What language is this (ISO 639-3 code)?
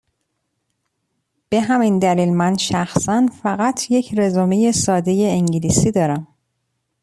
fas